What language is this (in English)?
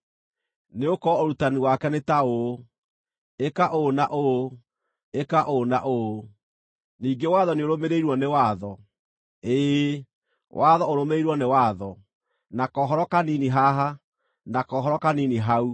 Kikuyu